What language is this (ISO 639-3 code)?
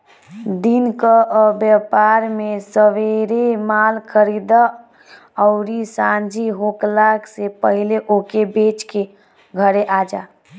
bho